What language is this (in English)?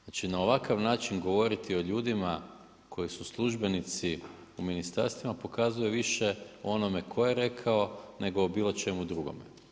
Croatian